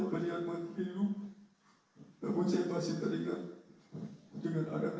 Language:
Indonesian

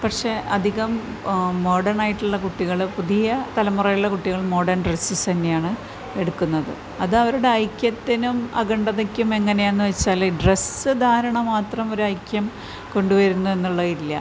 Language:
Malayalam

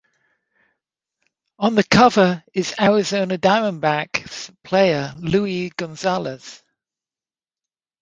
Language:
English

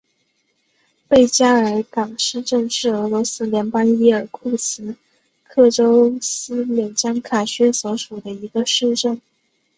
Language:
Chinese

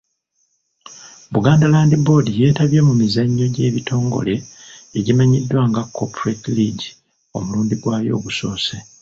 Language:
Ganda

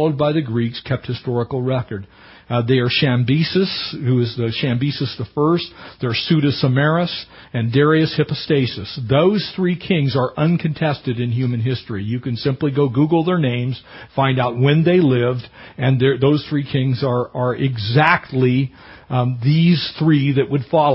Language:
English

